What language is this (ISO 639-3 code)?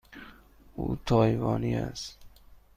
fas